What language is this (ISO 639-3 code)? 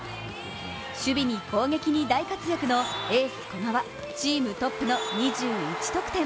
jpn